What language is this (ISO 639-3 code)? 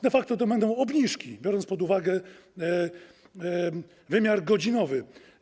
pol